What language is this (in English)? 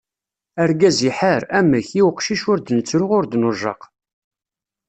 Kabyle